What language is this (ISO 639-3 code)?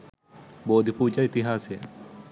sin